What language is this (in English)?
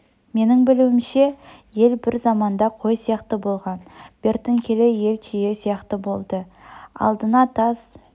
Kazakh